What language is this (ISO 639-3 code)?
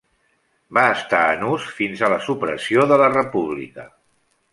cat